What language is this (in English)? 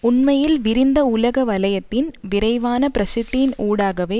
Tamil